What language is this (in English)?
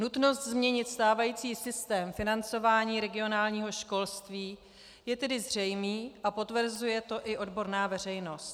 Czech